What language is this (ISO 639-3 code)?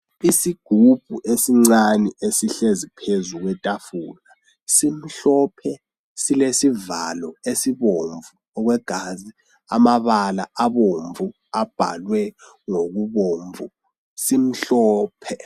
nde